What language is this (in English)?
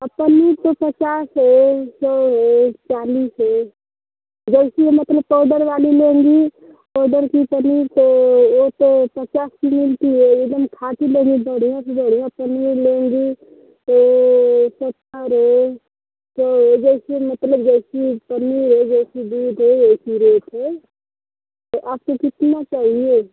Hindi